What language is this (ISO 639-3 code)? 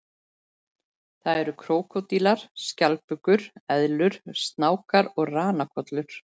isl